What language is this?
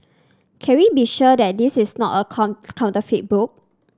English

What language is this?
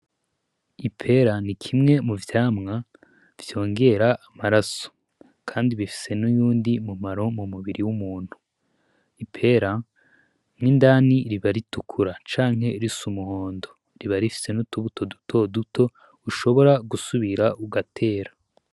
Rundi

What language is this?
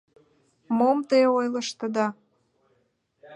Mari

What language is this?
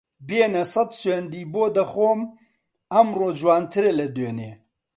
Central Kurdish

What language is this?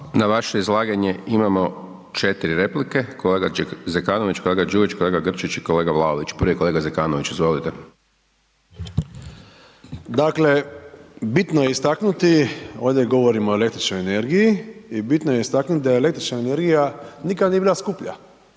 Croatian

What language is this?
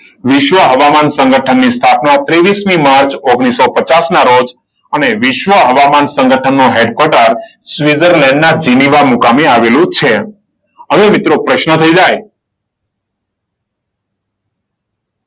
Gujarati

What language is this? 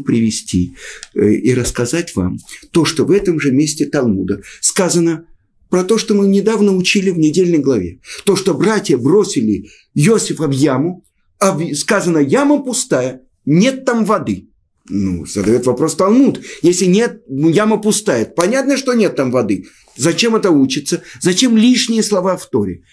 Russian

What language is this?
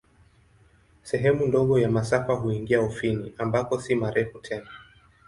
Swahili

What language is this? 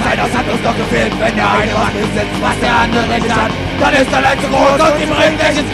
Finnish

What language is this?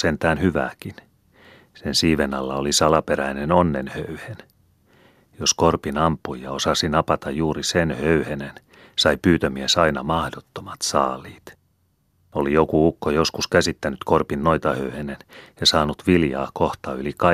Finnish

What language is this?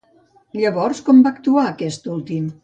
Catalan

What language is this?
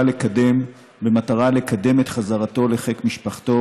Hebrew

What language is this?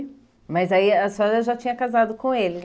Portuguese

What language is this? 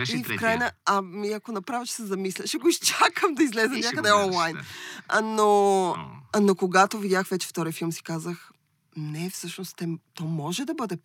Bulgarian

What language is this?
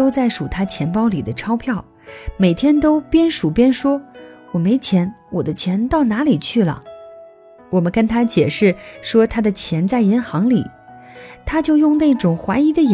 Chinese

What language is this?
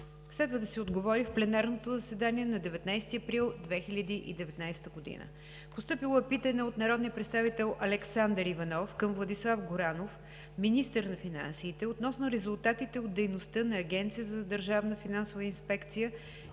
Bulgarian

